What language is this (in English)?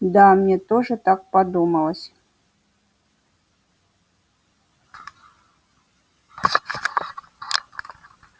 Russian